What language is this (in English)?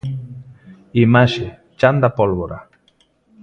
Galician